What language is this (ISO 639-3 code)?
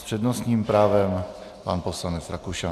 ces